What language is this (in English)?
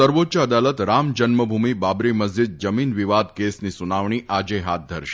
Gujarati